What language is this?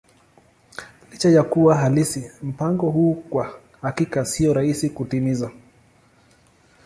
Swahili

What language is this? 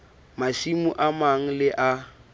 Southern Sotho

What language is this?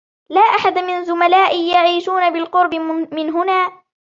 Arabic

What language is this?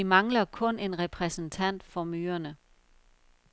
Danish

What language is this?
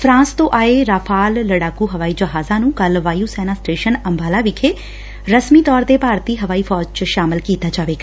Punjabi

